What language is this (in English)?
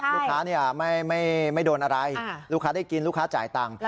Thai